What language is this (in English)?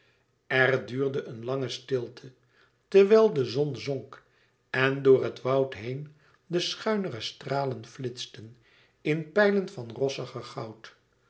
Dutch